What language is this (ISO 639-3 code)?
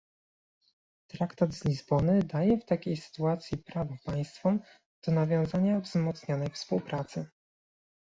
pol